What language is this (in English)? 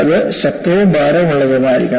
Malayalam